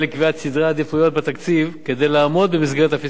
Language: Hebrew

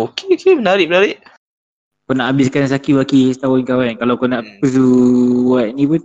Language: Malay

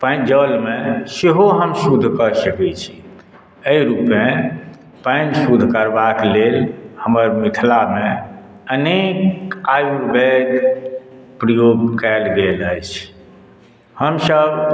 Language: Maithili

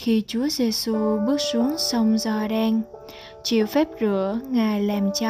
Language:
Vietnamese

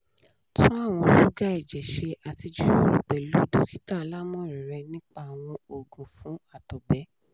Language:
Yoruba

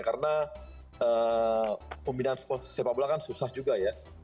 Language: Indonesian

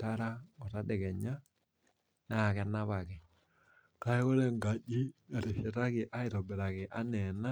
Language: Masai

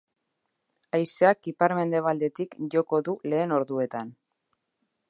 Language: Basque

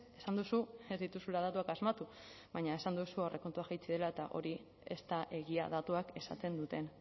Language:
Basque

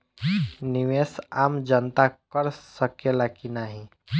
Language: Bhojpuri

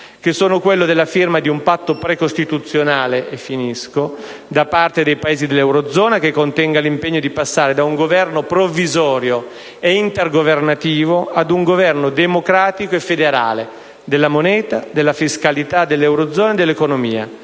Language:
Italian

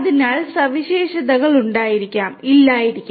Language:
Malayalam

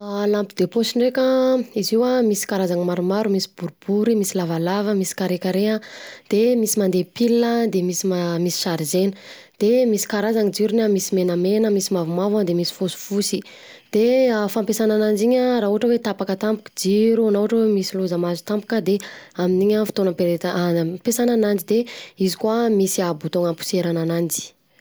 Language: Southern Betsimisaraka Malagasy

